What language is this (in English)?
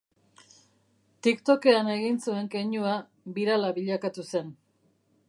Basque